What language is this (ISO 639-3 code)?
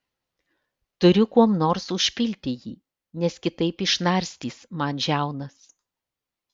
lit